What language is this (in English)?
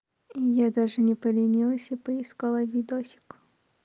Russian